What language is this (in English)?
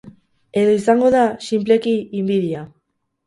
Basque